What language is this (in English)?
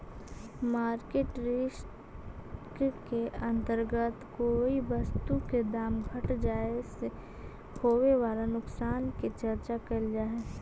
Magahi